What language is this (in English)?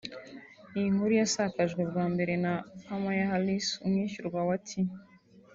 Kinyarwanda